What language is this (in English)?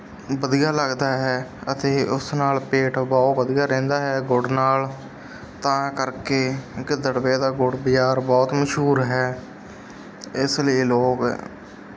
Punjabi